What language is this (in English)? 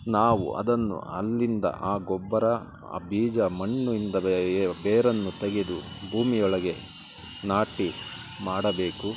Kannada